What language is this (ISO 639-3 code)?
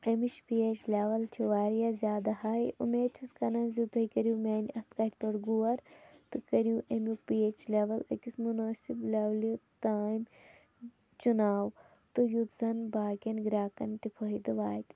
kas